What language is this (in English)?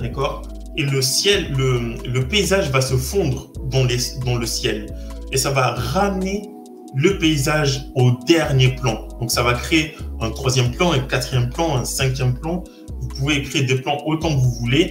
French